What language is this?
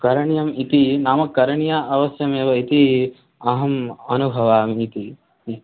Sanskrit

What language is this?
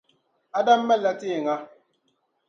Dagbani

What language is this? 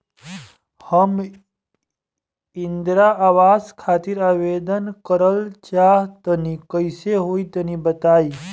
Bhojpuri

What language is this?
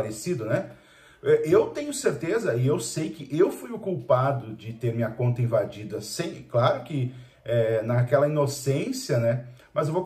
Portuguese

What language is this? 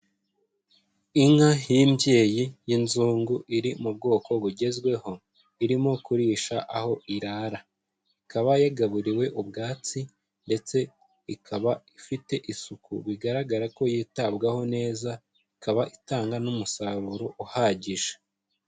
Kinyarwanda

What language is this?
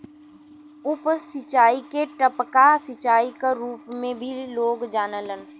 Bhojpuri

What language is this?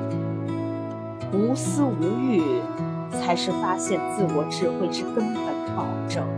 Chinese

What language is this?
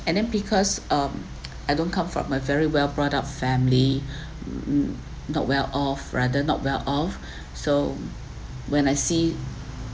English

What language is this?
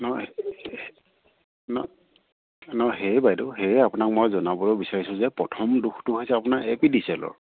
Assamese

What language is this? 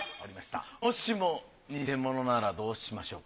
Japanese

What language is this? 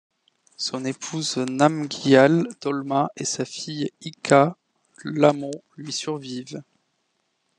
French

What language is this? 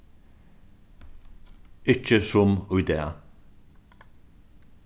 Faroese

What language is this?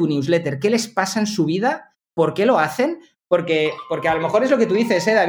Spanish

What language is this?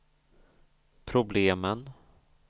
Swedish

